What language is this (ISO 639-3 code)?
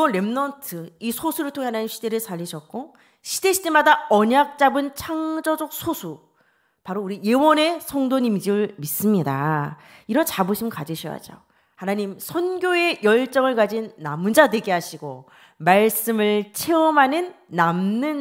kor